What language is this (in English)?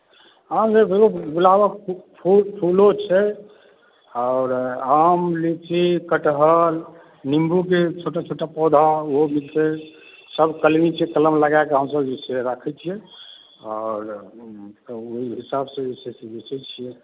Maithili